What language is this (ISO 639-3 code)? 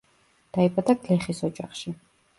kat